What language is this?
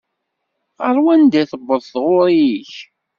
Kabyle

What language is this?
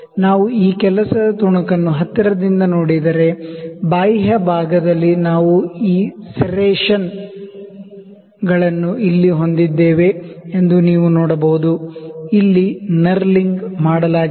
Kannada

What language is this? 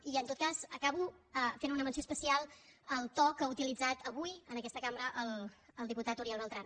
Catalan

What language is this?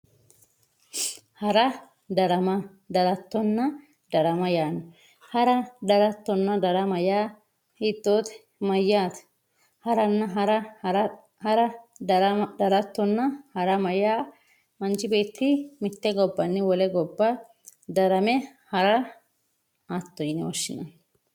Sidamo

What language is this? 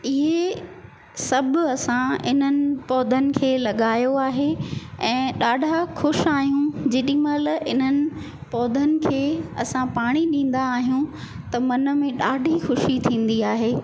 Sindhi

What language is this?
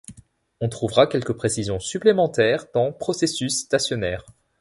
French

